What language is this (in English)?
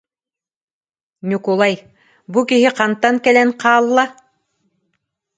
Yakut